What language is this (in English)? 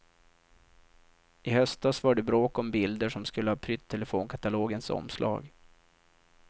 Swedish